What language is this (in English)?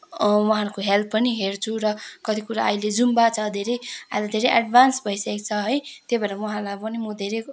Nepali